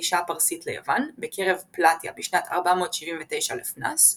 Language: Hebrew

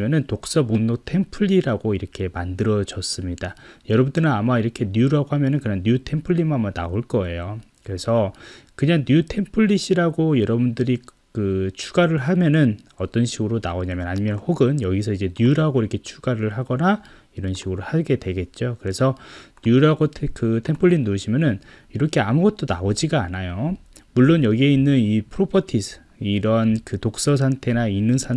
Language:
Korean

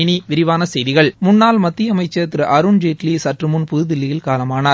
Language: Tamil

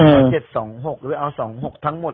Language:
Thai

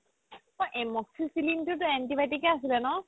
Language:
Assamese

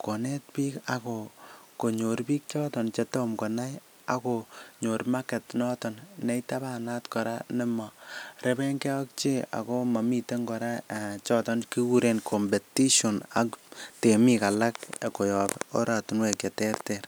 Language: Kalenjin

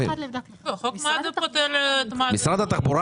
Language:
Hebrew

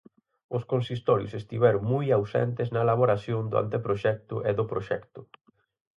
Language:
Galician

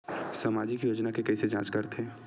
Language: Chhattisgarhi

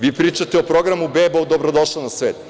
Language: Serbian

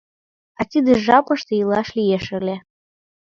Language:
Mari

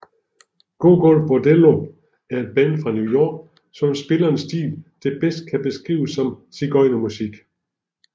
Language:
Danish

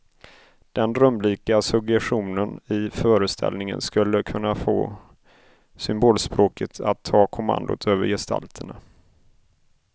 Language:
Swedish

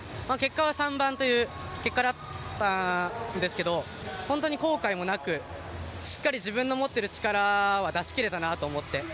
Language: Japanese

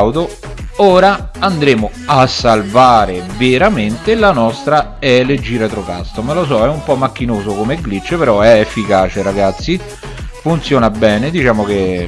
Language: Italian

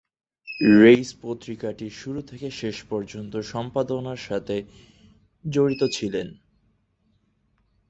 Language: Bangla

